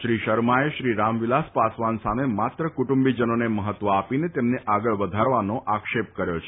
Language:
Gujarati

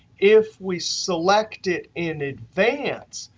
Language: English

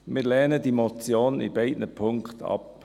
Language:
Swiss German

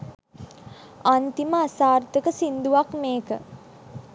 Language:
Sinhala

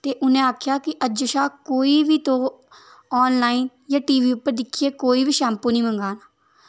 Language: Dogri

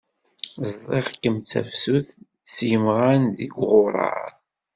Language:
Kabyle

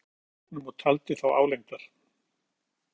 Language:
Icelandic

